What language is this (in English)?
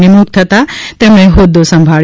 Gujarati